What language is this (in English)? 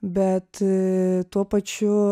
Lithuanian